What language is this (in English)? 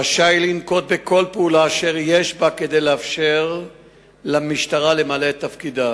Hebrew